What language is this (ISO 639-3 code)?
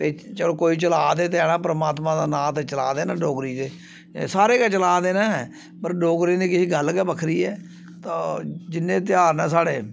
doi